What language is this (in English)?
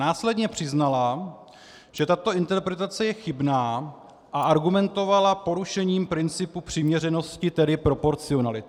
Czech